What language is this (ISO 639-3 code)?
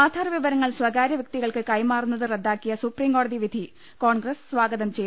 mal